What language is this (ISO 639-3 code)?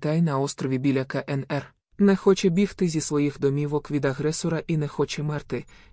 ukr